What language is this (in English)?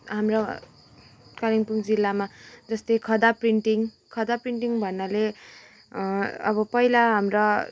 Nepali